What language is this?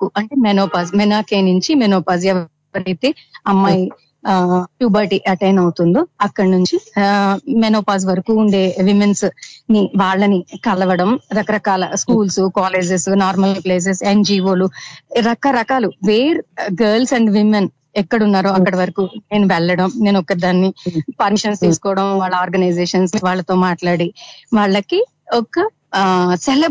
Telugu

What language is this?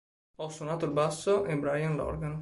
Italian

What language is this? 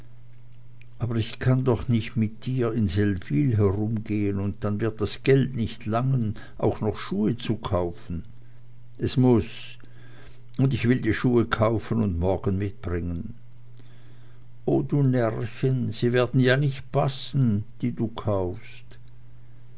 German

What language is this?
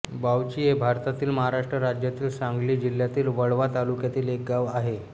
Marathi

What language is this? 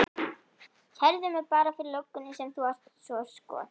Icelandic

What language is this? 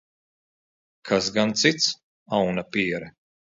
Latvian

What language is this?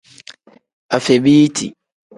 Tem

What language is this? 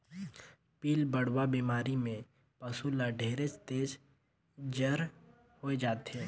Chhattisgarhi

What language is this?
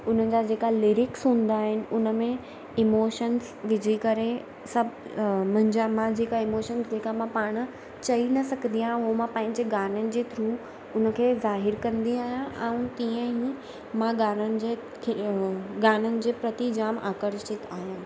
Sindhi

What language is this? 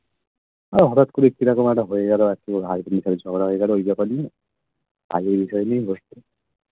Bangla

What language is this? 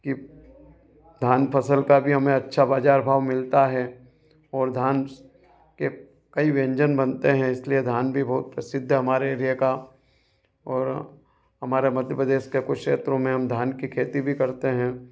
Hindi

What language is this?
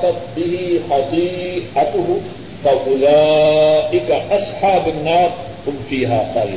Urdu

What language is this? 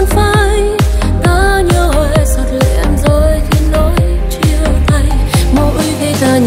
Vietnamese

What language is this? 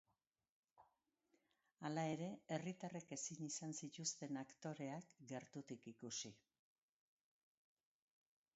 Basque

